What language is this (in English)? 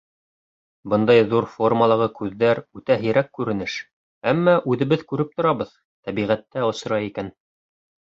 Bashkir